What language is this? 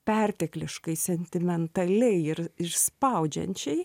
Lithuanian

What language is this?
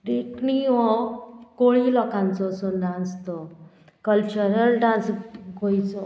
Konkani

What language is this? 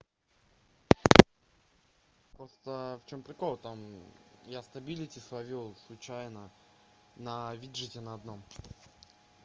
Russian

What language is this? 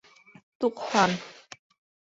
Bashkir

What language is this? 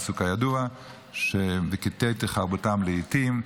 Hebrew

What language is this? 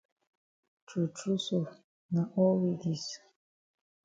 Cameroon Pidgin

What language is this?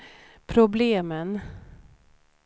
Swedish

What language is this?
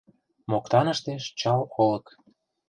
Mari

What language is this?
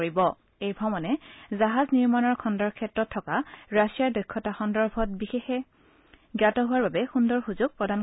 Assamese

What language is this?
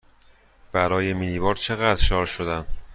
Persian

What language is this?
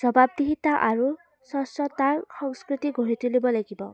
Assamese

